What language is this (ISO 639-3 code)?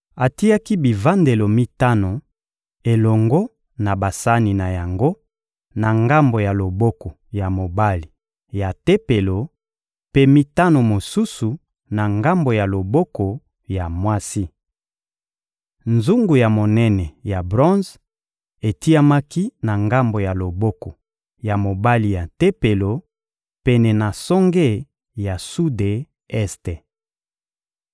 lin